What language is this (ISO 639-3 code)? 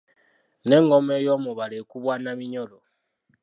lug